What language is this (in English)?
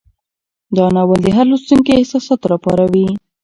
Pashto